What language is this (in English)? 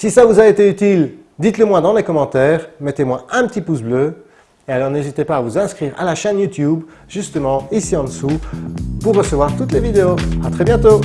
French